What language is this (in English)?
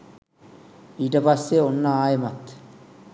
Sinhala